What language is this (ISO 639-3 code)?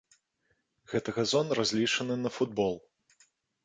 bel